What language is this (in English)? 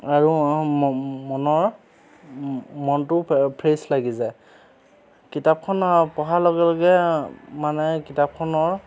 Assamese